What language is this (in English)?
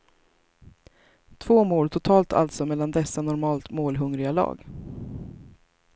Swedish